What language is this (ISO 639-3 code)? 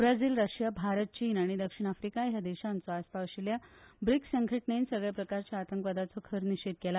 kok